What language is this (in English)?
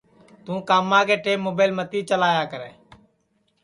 Sansi